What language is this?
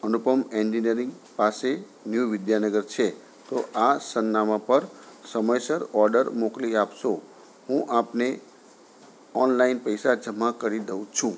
Gujarati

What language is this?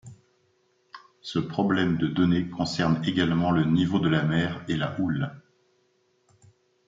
French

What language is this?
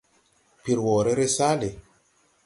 Tupuri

